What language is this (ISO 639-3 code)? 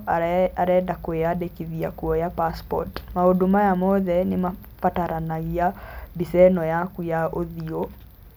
kik